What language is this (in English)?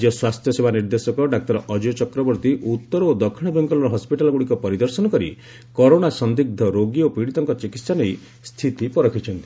Odia